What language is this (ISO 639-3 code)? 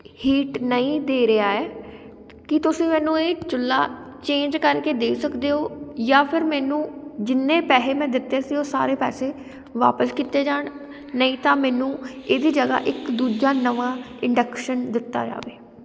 pan